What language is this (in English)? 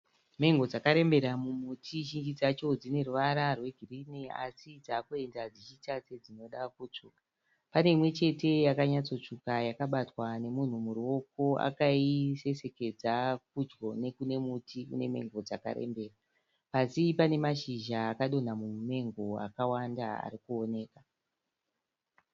Shona